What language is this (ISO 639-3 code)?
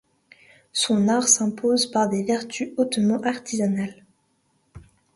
fra